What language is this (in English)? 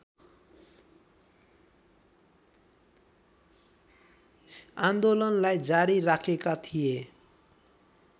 Nepali